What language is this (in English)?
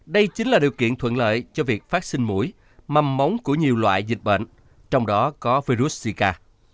Vietnamese